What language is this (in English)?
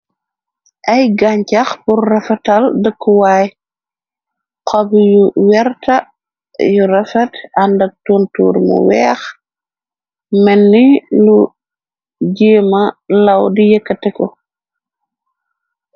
Wolof